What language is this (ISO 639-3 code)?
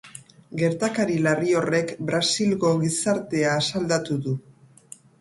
eus